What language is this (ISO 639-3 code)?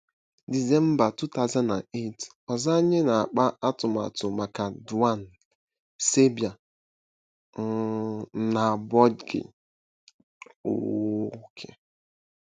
ibo